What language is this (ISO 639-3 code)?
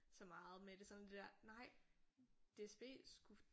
dan